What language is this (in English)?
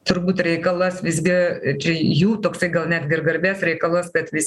Lithuanian